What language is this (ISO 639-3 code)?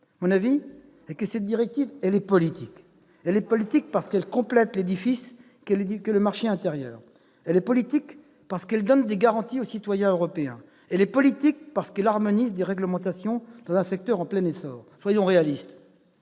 fra